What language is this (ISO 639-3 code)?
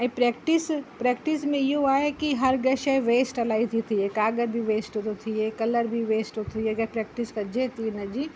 snd